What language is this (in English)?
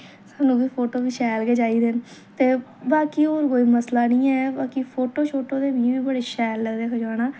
Dogri